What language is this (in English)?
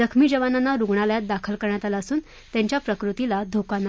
Marathi